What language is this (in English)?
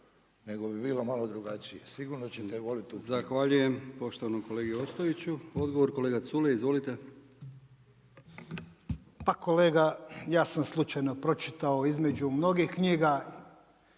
Croatian